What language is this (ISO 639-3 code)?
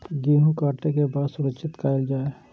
mai